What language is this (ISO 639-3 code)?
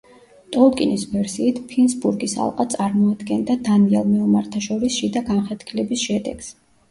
kat